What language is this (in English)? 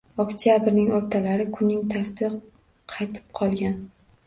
Uzbek